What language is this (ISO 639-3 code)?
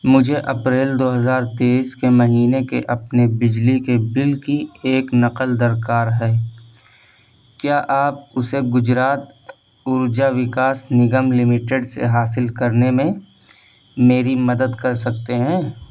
urd